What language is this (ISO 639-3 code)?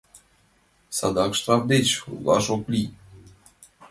chm